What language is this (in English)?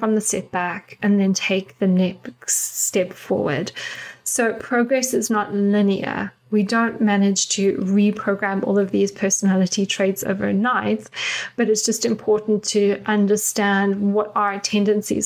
English